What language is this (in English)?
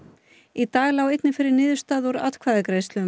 Icelandic